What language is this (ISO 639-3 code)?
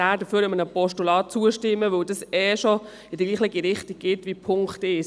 gsw